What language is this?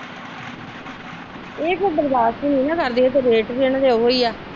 Punjabi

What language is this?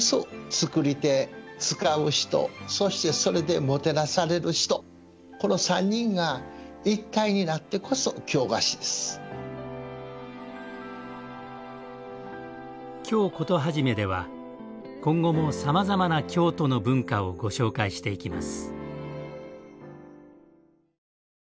Japanese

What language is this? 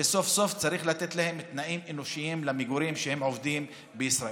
Hebrew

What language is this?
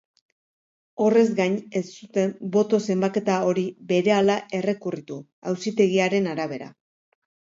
Basque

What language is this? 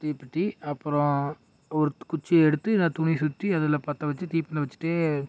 Tamil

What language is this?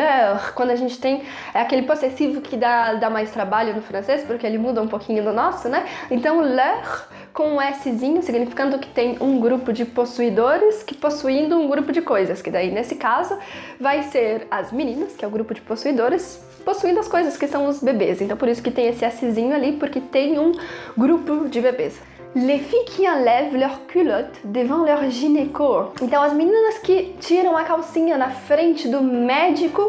Portuguese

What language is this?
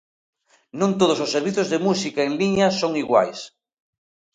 Galician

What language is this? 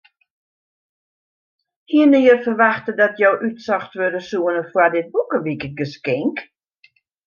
Western Frisian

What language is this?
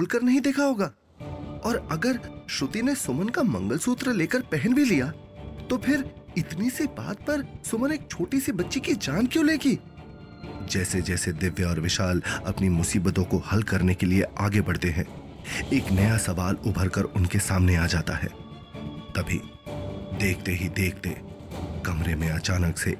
Hindi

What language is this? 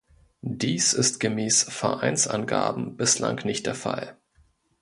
German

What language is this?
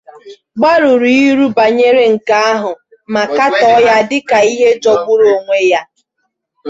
Igbo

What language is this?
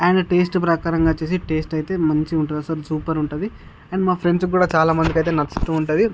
Telugu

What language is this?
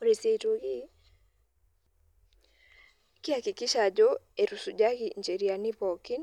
Masai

